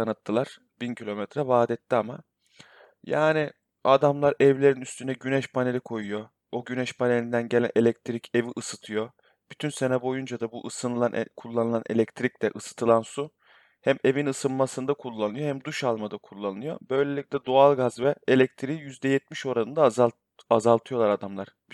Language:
Turkish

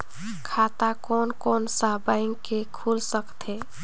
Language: Chhattisgarhi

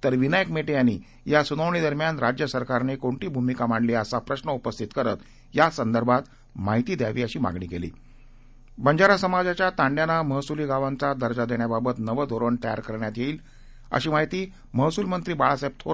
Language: Marathi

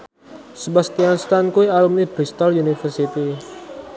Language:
Javanese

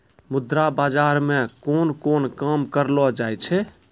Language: Maithili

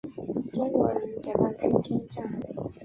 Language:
Chinese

